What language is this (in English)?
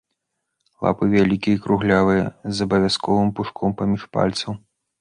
Belarusian